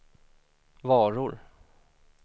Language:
Swedish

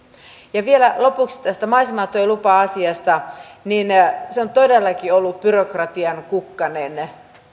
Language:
Finnish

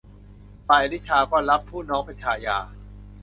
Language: Thai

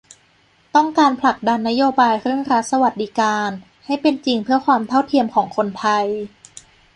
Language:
Thai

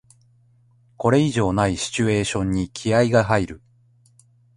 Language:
Japanese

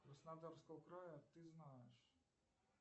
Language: Russian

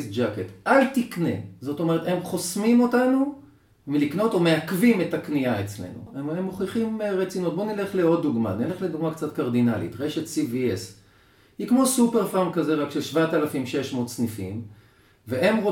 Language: Hebrew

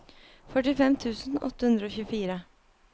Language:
Norwegian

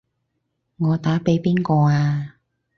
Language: Cantonese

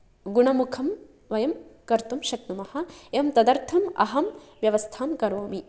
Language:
Sanskrit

